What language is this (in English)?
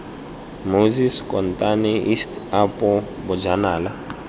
Tswana